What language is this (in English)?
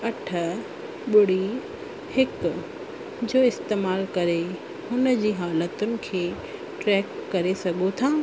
Sindhi